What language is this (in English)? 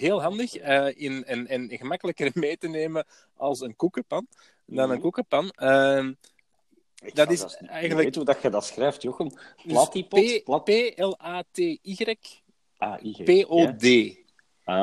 Dutch